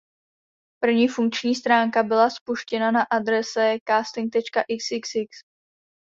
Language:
Czech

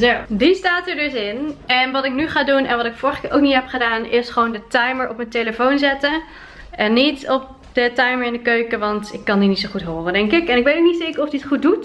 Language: Dutch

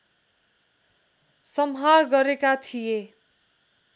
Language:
Nepali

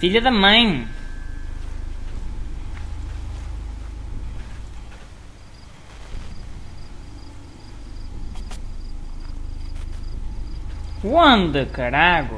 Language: Portuguese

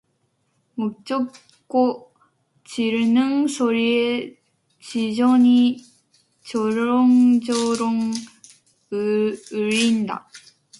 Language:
Korean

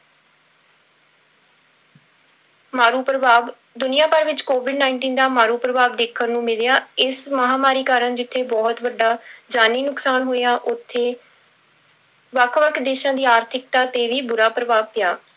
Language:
Punjabi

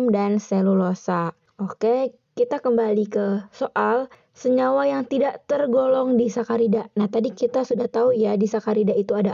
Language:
Indonesian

